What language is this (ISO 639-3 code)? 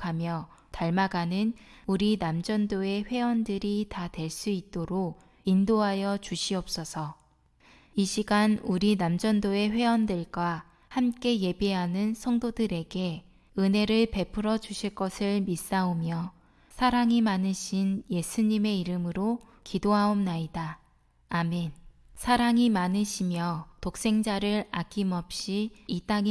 kor